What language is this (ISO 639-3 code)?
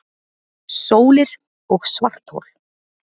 isl